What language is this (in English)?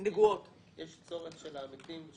Hebrew